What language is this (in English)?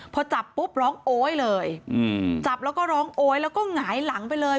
Thai